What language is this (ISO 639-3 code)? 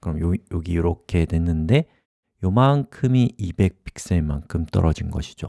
kor